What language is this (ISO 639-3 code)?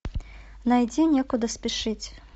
rus